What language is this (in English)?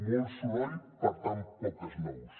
Catalan